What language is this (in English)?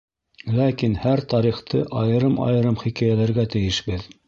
Bashkir